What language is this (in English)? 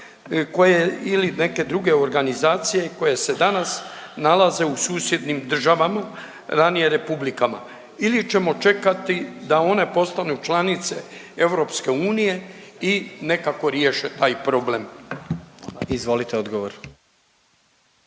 Croatian